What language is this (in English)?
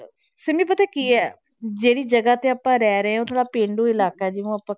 Punjabi